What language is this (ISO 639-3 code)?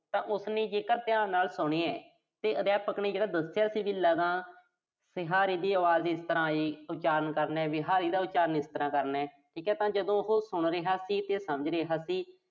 pan